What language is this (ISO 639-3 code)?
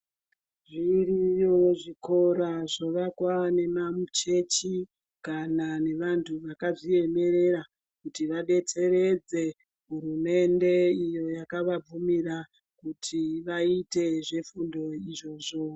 ndc